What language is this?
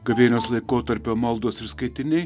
Lithuanian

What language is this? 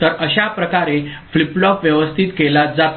Marathi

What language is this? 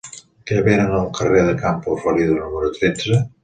Catalan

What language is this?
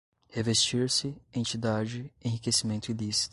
Portuguese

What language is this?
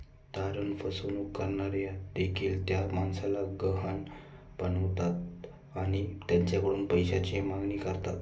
Marathi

